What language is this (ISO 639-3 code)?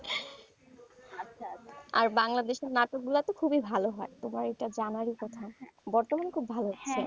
ben